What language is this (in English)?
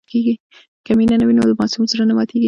Pashto